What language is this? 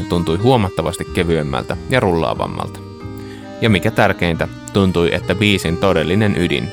Finnish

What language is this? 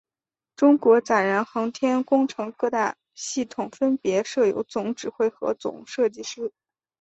Chinese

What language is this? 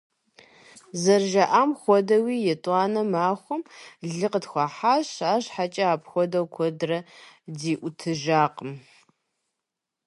Kabardian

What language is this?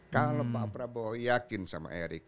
Indonesian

